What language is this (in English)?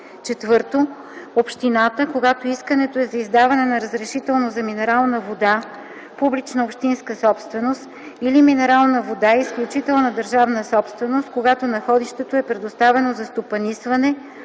Bulgarian